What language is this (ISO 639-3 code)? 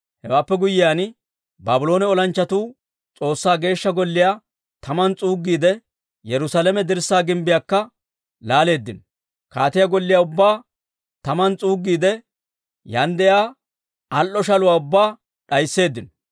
dwr